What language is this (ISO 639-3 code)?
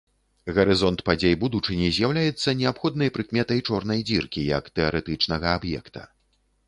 bel